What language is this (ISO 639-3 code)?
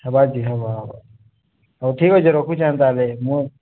ori